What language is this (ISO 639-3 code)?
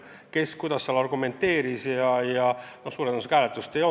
est